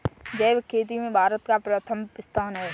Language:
Hindi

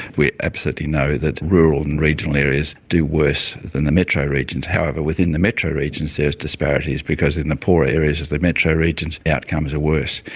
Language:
English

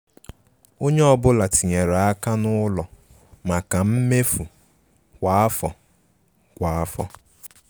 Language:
Igbo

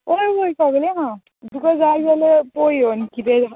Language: Konkani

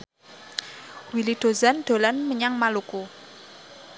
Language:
Javanese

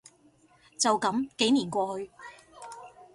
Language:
Cantonese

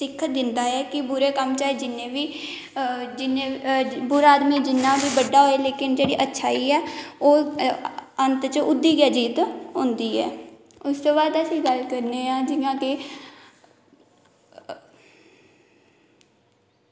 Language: Dogri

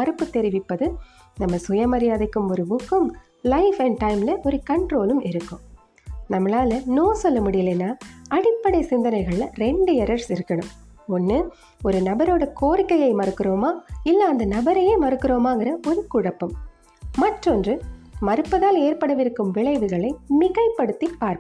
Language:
Tamil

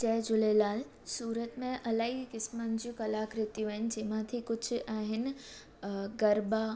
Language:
Sindhi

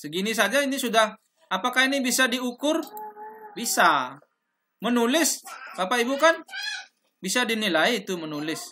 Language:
Indonesian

